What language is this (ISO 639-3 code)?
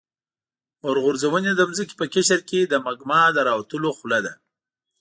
pus